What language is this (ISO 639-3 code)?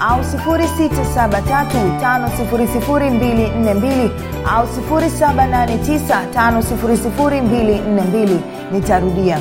swa